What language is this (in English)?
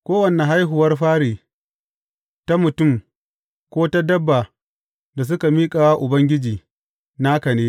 Hausa